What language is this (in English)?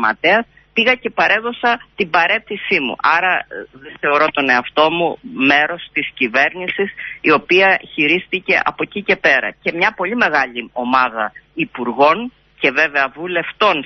Greek